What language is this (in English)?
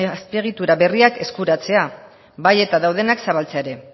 Basque